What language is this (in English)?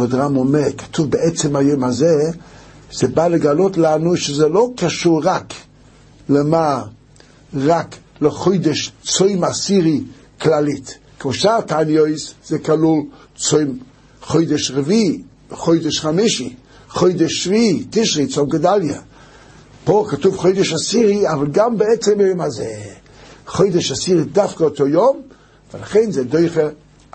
Hebrew